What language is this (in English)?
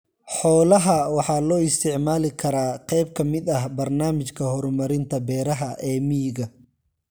Somali